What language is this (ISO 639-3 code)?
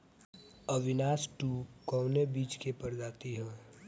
bho